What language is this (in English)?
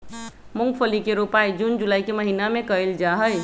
Magahi